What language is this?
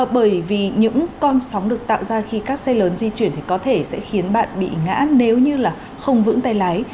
Vietnamese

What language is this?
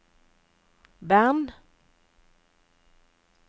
Norwegian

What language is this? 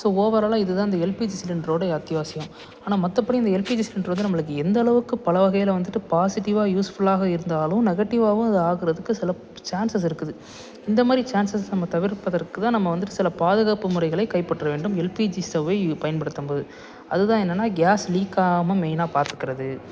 Tamil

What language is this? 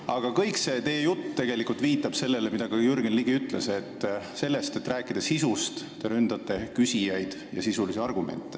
Estonian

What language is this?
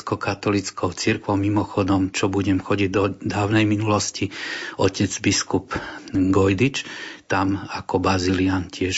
Slovak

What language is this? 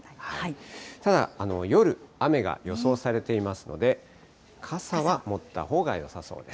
Japanese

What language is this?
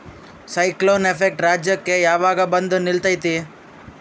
Kannada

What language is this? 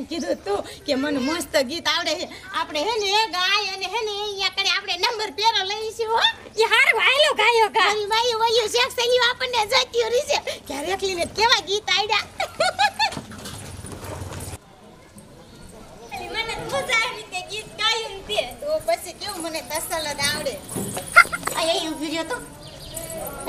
Romanian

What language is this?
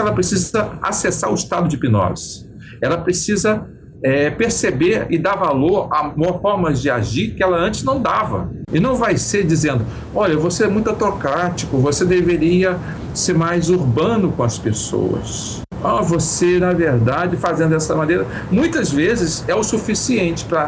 Portuguese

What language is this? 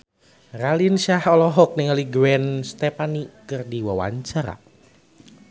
Sundanese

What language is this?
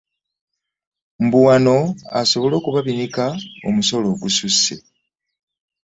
Ganda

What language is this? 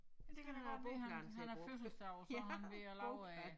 Danish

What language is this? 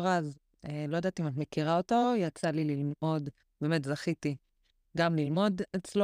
Hebrew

